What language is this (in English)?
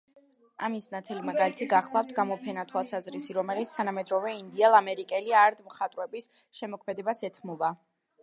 Georgian